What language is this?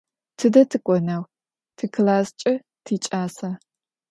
Adyghe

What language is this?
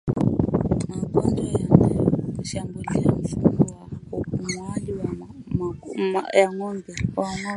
Swahili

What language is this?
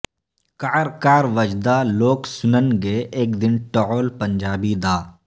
Urdu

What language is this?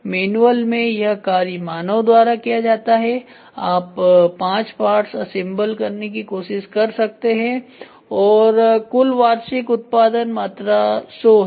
Hindi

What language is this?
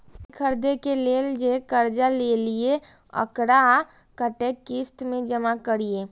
Maithili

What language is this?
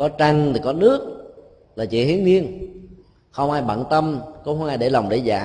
Vietnamese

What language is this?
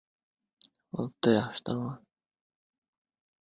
Uzbek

